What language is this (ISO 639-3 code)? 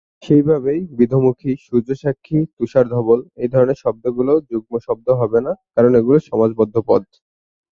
ben